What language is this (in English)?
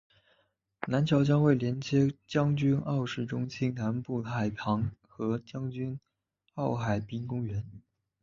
Chinese